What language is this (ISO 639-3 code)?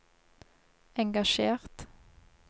nor